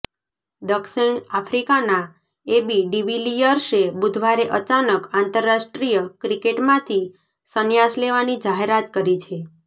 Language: Gujarati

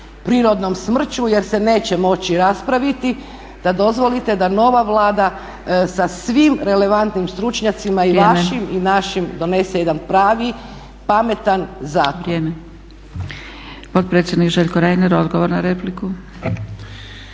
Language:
Croatian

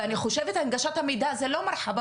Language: Hebrew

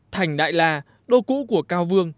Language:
Vietnamese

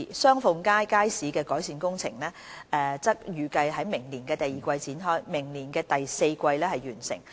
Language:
Cantonese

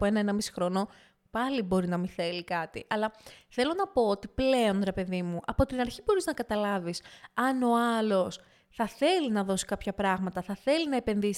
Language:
Greek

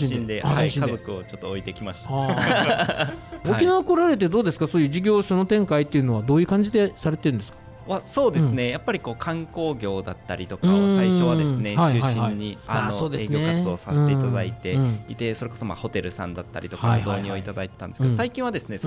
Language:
Japanese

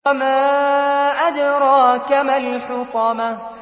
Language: Arabic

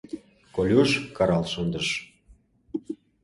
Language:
Mari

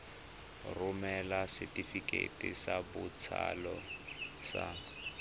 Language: Tswana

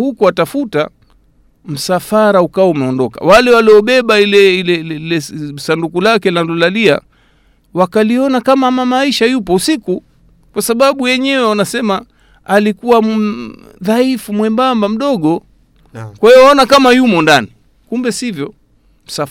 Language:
Swahili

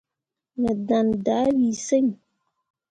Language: Mundang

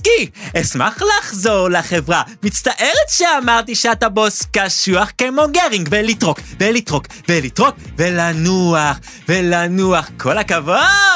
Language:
Hebrew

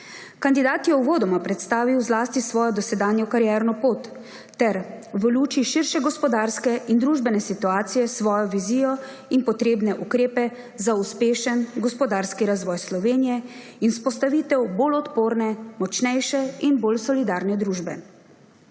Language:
Slovenian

